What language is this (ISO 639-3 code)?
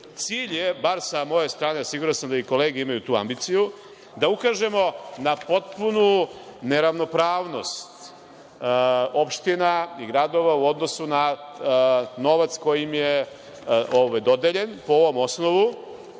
srp